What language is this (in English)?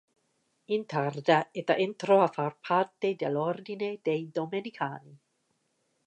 Italian